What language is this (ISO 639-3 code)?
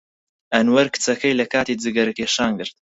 ckb